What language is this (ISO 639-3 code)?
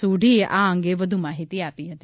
guj